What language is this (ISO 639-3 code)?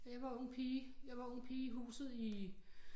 dan